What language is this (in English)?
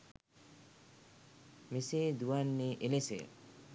Sinhala